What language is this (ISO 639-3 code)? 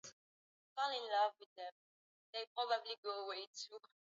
swa